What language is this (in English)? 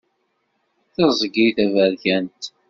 Kabyle